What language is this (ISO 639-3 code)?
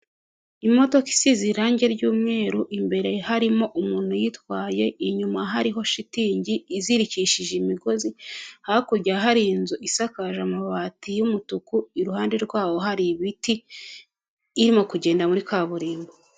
kin